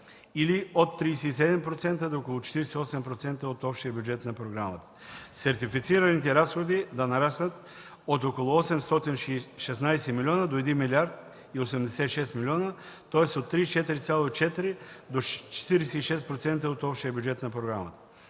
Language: Bulgarian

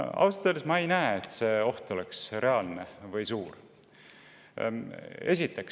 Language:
Estonian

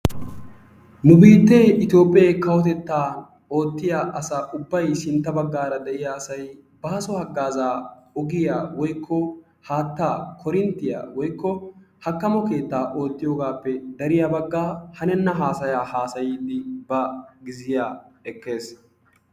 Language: Wolaytta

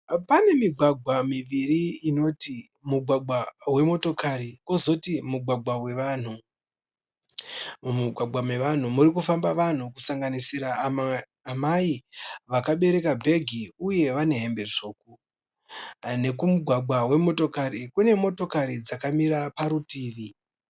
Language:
Shona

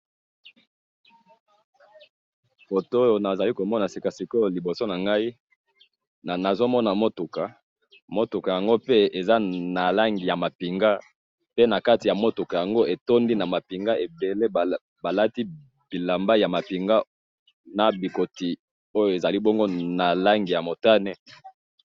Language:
Lingala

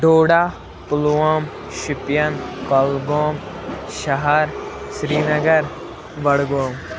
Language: Kashmiri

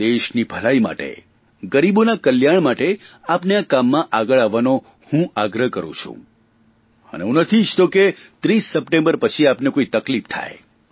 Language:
Gujarati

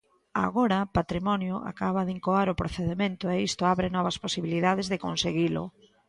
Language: Galician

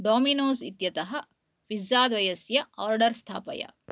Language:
Sanskrit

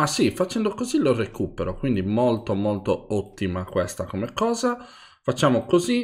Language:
Italian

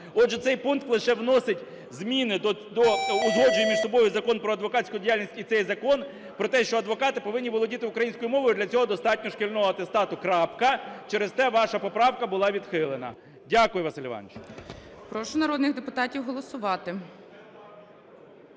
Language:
Ukrainian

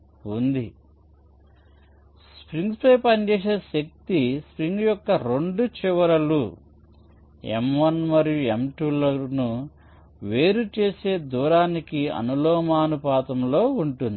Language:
Telugu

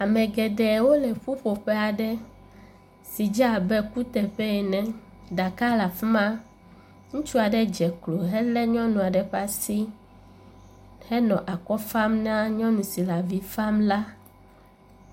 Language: Ewe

